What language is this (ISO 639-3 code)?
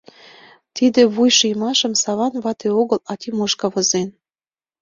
chm